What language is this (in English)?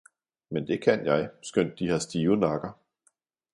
Danish